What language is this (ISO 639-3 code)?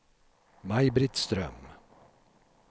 swe